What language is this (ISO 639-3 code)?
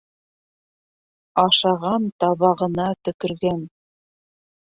bak